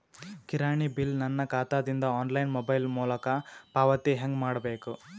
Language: Kannada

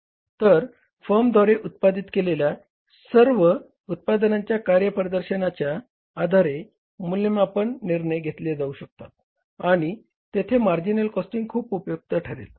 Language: Marathi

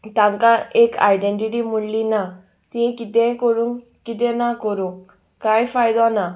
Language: Konkani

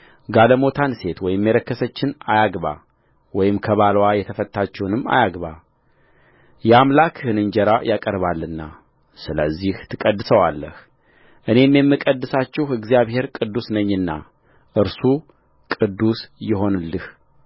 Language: Amharic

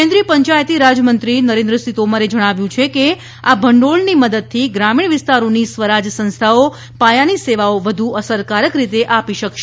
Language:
Gujarati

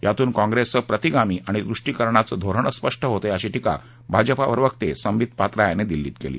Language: Marathi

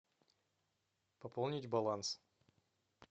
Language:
Russian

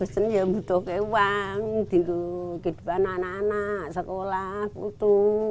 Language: Indonesian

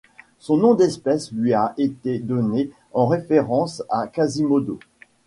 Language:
French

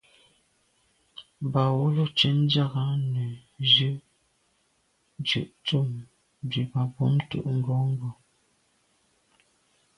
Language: Medumba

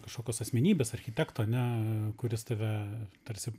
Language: Lithuanian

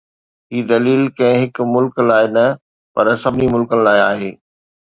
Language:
Sindhi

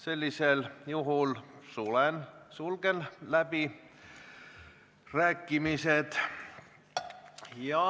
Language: Estonian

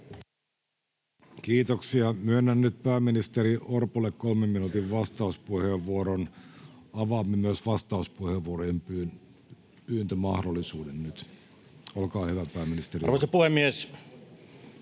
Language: Finnish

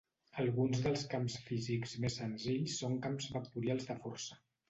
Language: Catalan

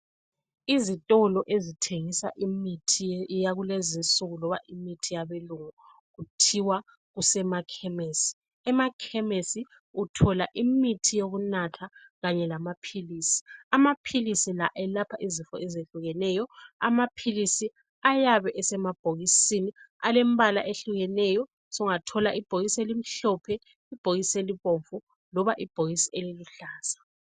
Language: North Ndebele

